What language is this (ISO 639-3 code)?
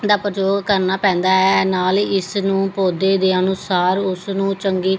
pan